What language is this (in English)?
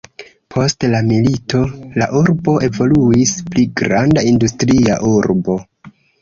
Esperanto